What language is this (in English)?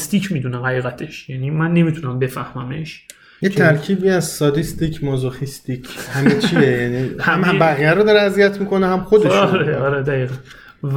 Persian